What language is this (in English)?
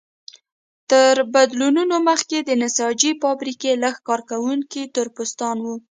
Pashto